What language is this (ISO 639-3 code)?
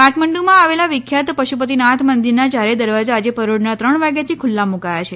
guj